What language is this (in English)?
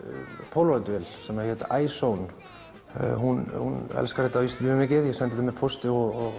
Icelandic